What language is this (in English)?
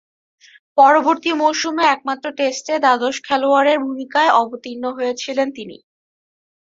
Bangla